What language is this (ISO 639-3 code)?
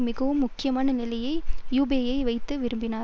tam